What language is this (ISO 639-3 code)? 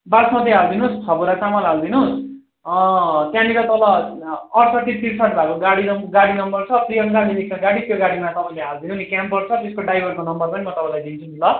nep